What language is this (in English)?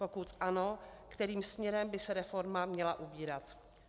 Czech